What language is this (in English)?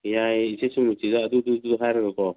Manipuri